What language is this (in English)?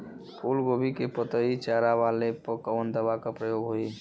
Bhojpuri